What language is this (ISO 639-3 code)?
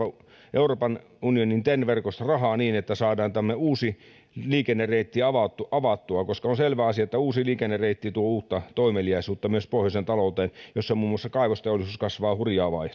fin